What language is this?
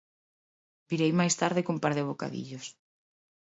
Galician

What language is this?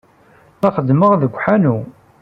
Kabyle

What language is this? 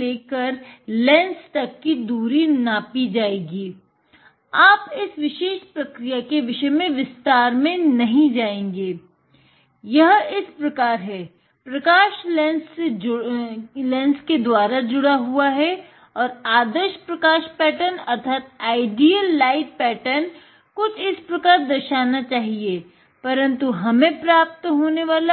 Hindi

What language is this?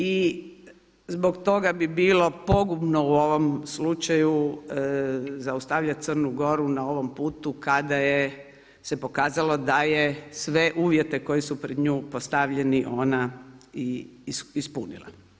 Croatian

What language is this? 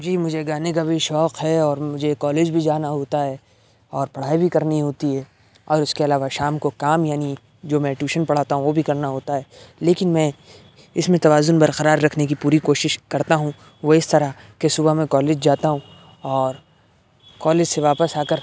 Urdu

